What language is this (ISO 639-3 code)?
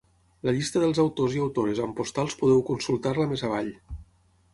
cat